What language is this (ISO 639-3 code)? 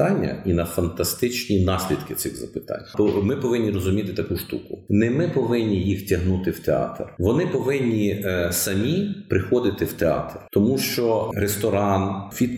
ukr